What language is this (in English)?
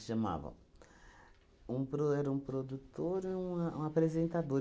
Portuguese